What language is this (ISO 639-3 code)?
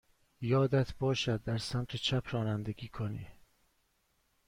fas